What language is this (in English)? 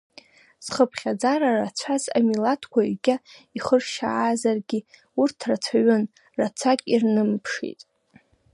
Abkhazian